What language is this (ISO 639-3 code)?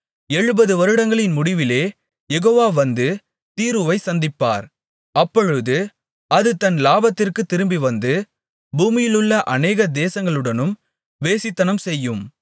tam